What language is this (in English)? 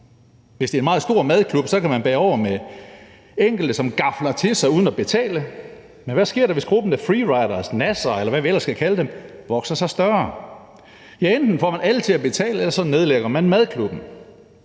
Danish